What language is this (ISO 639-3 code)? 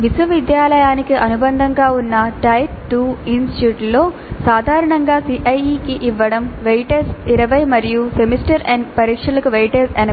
tel